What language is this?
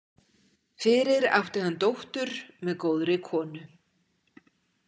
Icelandic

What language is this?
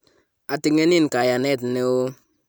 Kalenjin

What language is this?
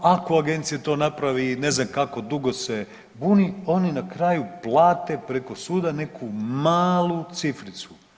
Croatian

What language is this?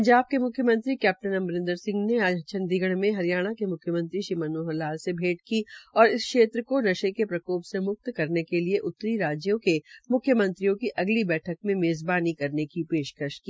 Hindi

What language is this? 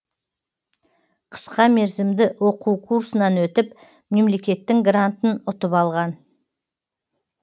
Kazakh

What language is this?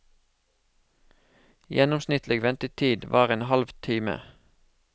Norwegian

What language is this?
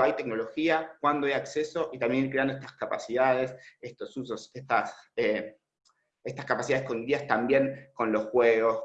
Spanish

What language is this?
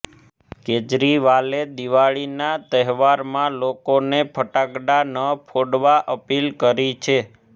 Gujarati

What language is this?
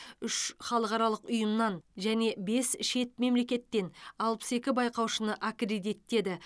Kazakh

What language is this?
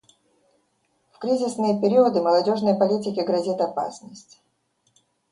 Russian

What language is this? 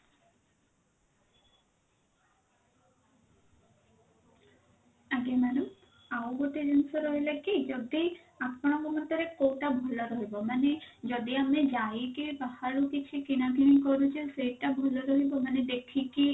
Odia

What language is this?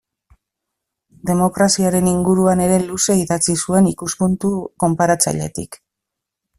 Basque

